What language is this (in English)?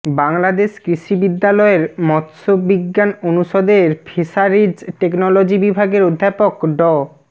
Bangla